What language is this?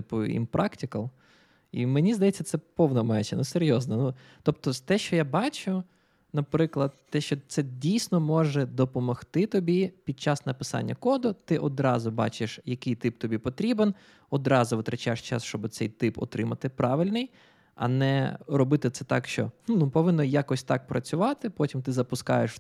Ukrainian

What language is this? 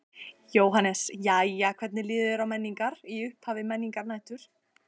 Icelandic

